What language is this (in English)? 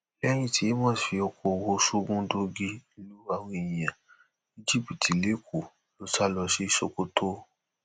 Yoruba